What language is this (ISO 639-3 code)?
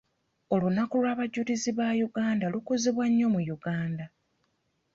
lug